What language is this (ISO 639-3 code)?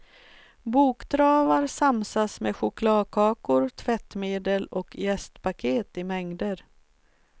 swe